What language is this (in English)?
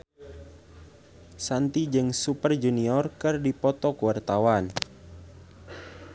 Sundanese